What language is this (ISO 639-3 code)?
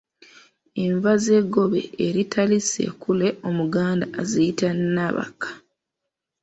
lug